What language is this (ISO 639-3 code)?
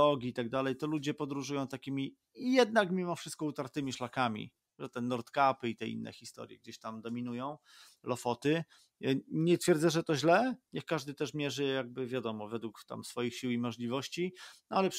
pol